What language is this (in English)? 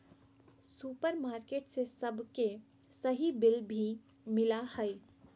Magahi